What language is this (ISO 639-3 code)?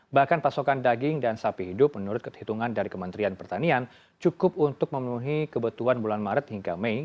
ind